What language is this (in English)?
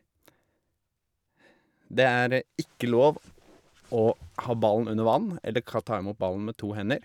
Norwegian